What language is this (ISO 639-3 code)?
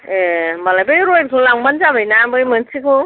brx